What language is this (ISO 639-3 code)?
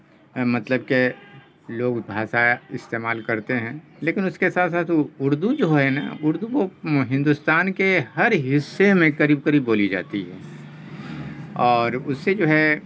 urd